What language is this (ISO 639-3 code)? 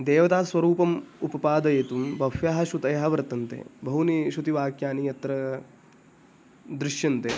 san